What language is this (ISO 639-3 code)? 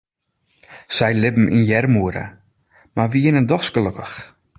fry